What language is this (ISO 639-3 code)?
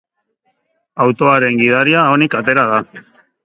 eus